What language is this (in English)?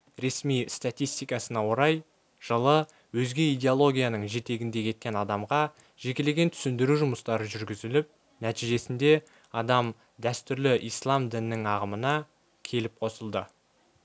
Kazakh